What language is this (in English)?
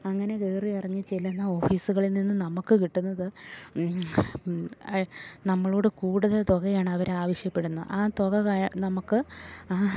Malayalam